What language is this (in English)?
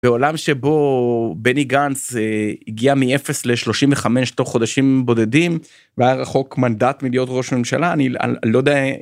Hebrew